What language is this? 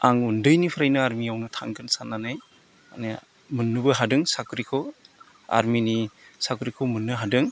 Bodo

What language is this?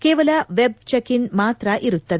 Kannada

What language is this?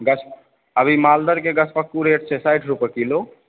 Maithili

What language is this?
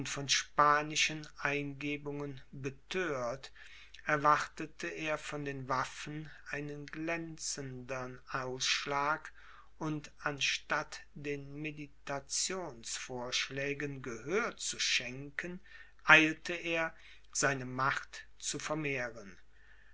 German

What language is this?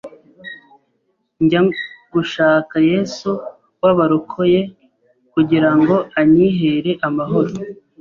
Kinyarwanda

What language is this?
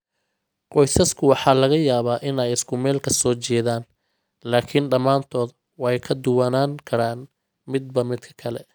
Somali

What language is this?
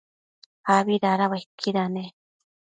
Matsés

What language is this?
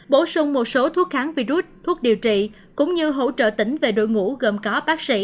Vietnamese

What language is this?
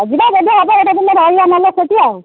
Odia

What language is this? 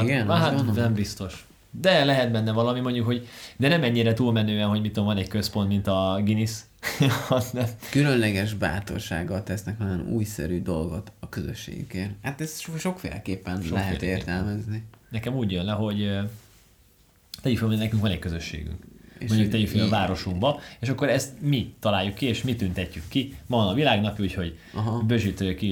Hungarian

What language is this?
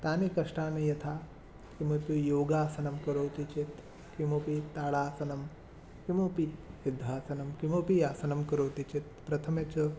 Sanskrit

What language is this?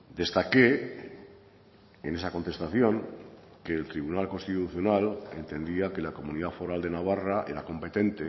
Spanish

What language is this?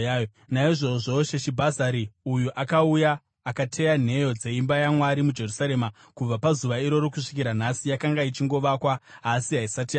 Shona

